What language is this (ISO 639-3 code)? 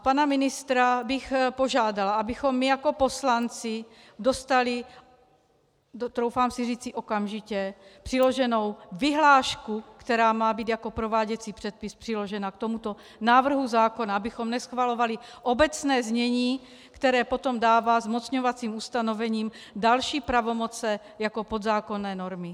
ces